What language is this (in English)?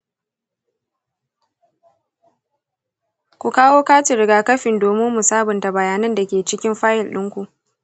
Hausa